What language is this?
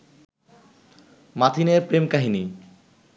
Bangla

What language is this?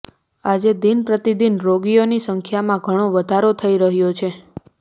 Gujarati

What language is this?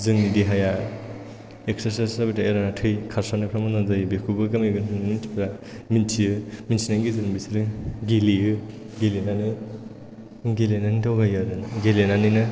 Bodo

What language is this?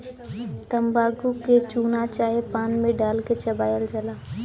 Bhojpuri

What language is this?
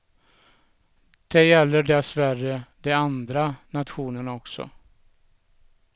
Swedish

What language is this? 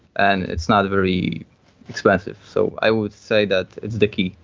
English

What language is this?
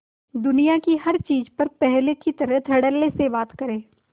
Hindi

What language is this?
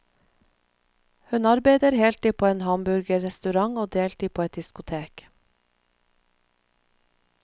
Norwegian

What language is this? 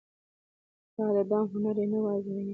Pashto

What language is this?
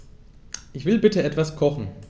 German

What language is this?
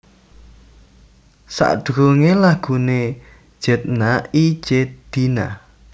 Javanese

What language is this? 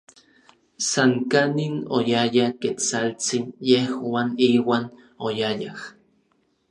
Orizaba Nahuatl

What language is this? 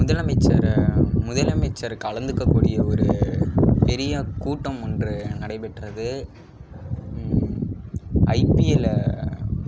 Tamil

